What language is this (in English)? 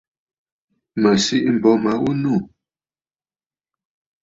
Bafut